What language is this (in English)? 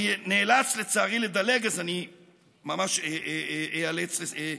Hebrew